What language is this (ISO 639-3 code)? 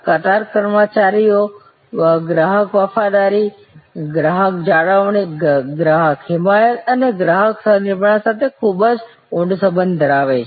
guj